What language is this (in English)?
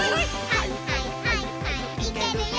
Japanese